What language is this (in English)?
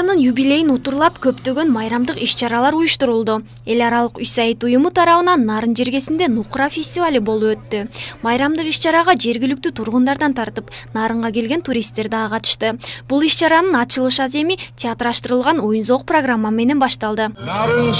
Dutch